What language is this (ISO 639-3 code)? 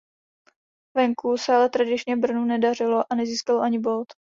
ces